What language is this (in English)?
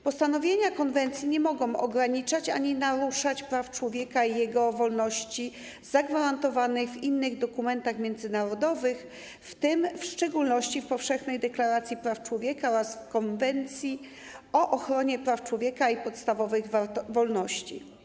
Polish